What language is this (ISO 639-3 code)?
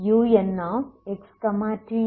tam